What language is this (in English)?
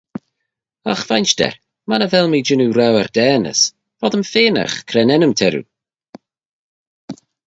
Manx